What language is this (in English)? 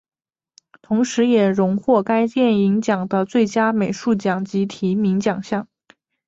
Chinese